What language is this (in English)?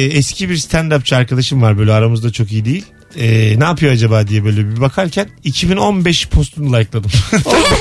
Turkish